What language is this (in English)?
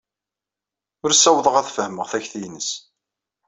Kabyle